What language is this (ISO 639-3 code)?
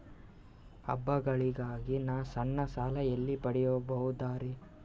kan